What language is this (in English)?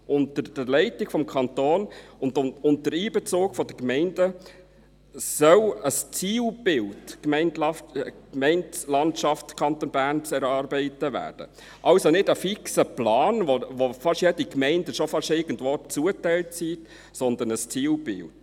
Swiss German